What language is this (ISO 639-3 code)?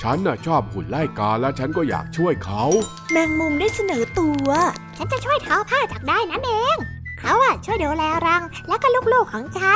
tha